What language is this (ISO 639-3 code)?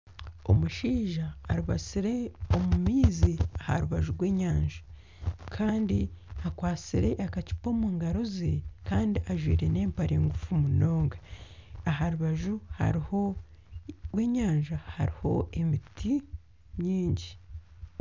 nyn